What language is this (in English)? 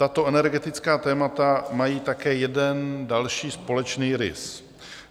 Czech